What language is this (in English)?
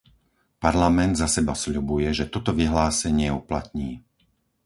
Slovak